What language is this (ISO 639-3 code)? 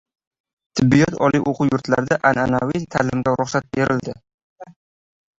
uzb